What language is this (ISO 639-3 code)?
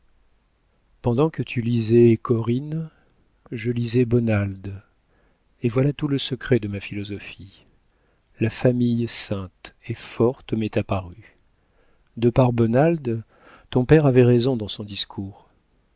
fra